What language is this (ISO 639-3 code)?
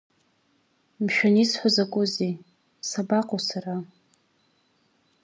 abk